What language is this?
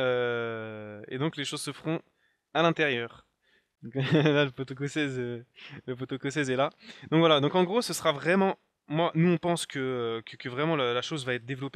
French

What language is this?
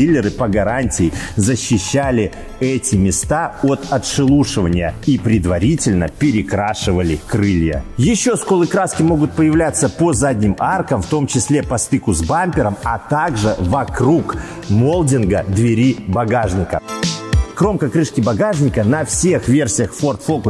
Russian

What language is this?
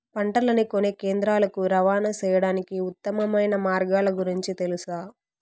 Telugu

